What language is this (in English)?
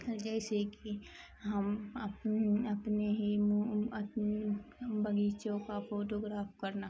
Urdu